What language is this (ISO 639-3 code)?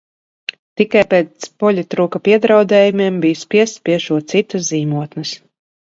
lav